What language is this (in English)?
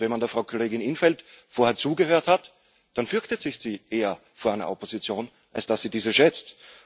German